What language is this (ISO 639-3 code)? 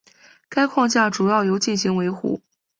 zho